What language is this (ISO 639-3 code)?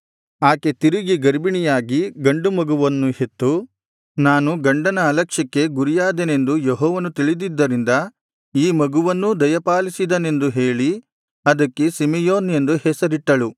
kan